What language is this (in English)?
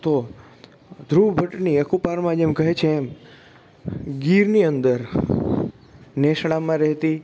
Gujarati